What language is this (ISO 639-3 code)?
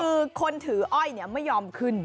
tha